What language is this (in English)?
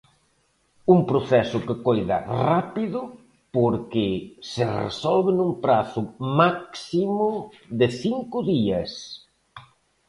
Galician